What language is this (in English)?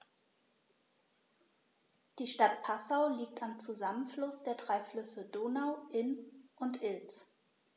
German